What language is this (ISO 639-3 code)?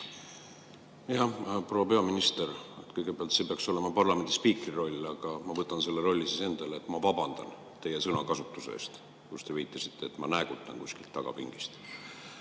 est